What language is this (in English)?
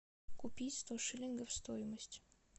Russian